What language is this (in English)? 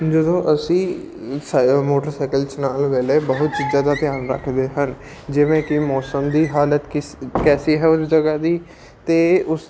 Punjabi